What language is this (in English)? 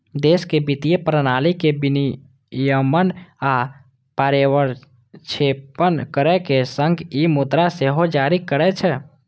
Maithili